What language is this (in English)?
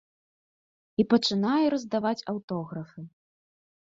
Belarusian